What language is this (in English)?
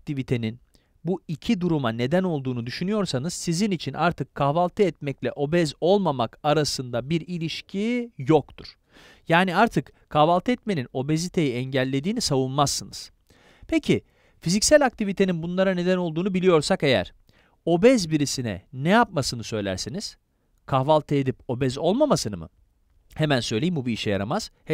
Turkish